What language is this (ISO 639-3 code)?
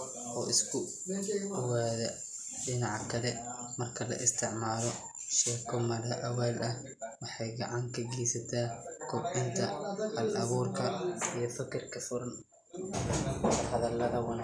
som